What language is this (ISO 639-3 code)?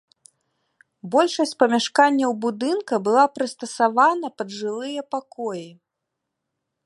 bel